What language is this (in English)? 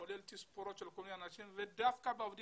Hebrew